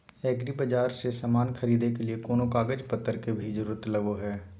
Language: Magahi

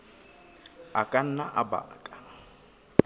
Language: Southern Sotho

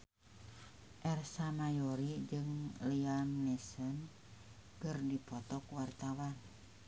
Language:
Sundanese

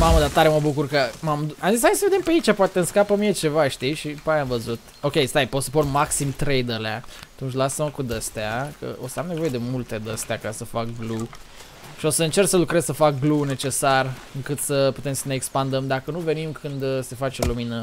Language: Romanian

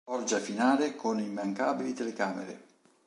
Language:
Italian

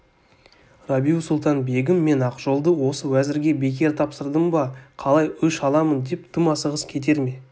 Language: Kazakh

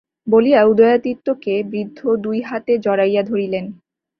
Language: Bangla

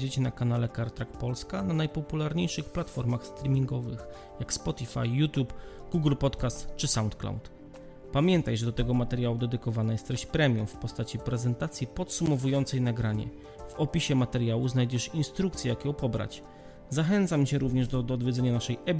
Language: Polish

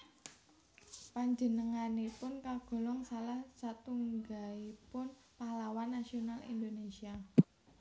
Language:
Javanese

